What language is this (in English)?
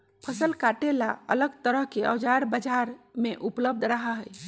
Magahi